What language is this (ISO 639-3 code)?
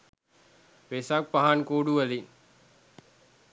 sin